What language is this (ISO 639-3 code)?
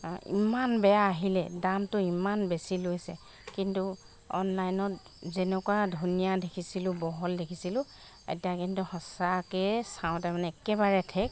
asm